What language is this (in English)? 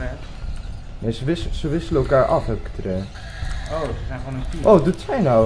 Dutch